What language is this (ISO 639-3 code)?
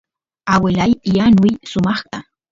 qus